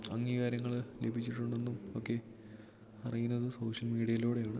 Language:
Malayalam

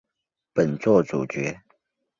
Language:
Chinese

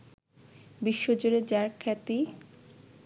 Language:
Bangla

